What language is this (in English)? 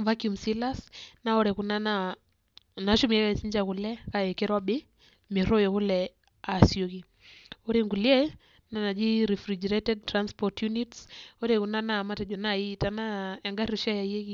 Masai